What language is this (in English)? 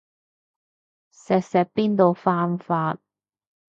Cantonese